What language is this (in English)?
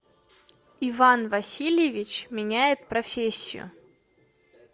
Russian